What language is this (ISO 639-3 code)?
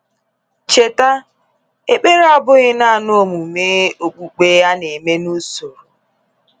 ibo